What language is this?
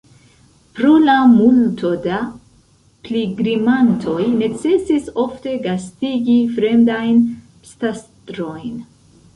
Esperanto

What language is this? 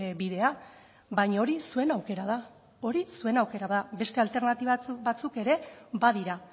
Basque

